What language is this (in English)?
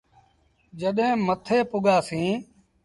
Sindhi Bhil